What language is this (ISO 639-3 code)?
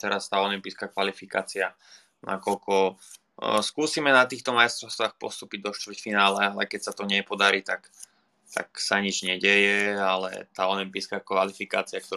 slk